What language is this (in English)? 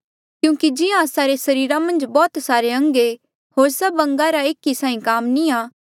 Mandeali